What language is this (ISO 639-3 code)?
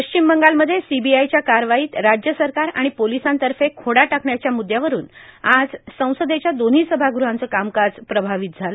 mar